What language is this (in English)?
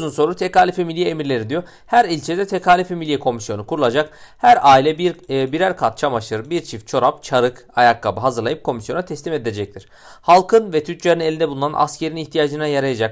Turkish